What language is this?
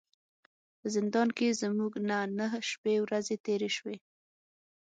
Pashto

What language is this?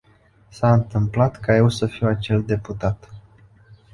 Romanian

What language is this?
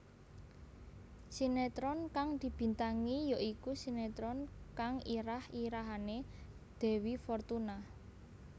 Javanese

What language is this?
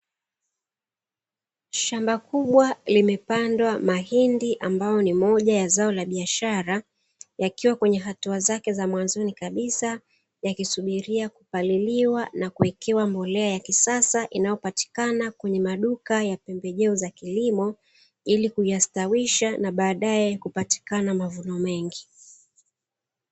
Swahili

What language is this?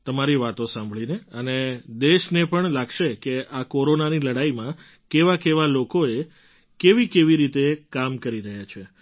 Gujarati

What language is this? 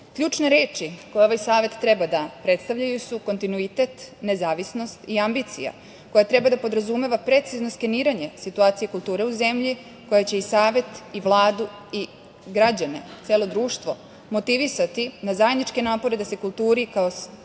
Serbian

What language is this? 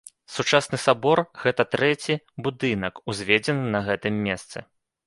Belarusian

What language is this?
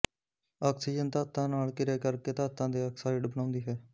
Punjabi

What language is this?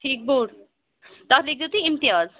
Kashmiri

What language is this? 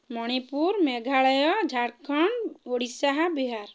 Odia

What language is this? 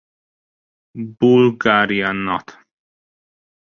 Hungarian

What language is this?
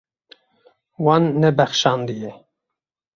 Kurdish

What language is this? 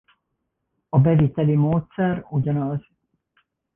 Hungarian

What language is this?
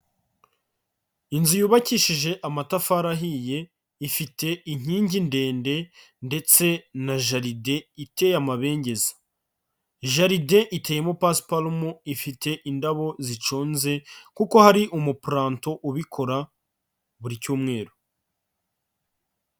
Kinyarwanda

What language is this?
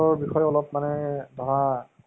Assamese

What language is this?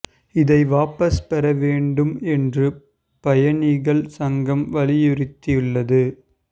Tamil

